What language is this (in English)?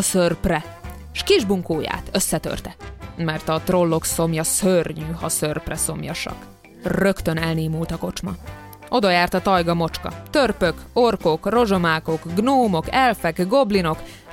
Hungarian